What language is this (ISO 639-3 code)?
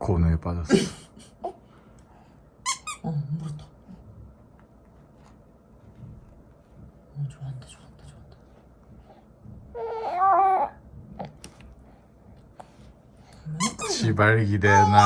kor